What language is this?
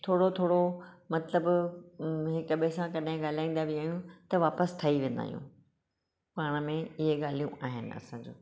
Sindhi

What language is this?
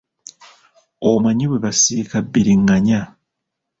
Ganda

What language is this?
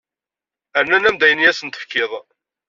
Kabyle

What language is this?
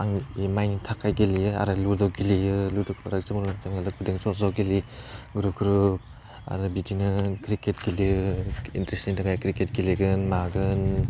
Bodo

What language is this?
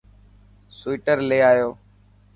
Dhatki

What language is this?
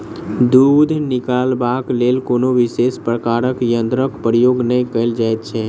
Maithili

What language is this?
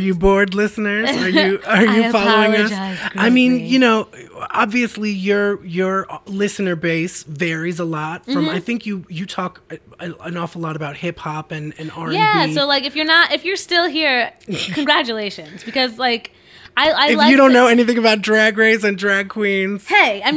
English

